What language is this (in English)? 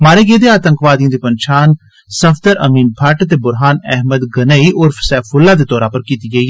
Dogri